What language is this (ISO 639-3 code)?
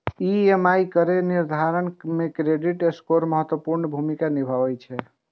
mai